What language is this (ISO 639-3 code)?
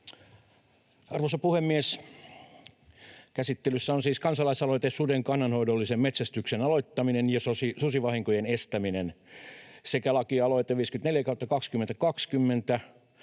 fin